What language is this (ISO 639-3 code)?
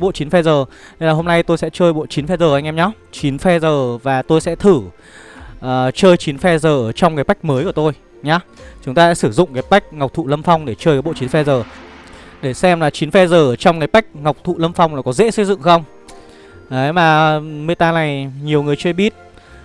vie